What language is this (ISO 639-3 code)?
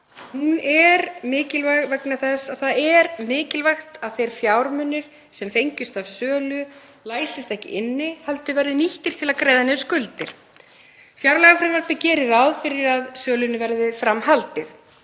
isl